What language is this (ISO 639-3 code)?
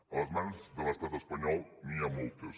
cat